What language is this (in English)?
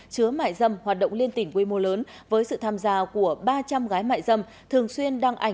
Vietnamese